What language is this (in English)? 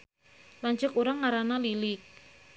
Sundanese